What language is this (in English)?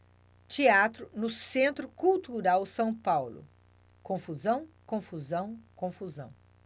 Portuguese